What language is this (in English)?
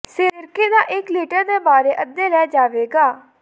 Punjabi